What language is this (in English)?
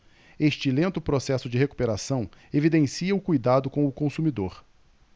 Portuguese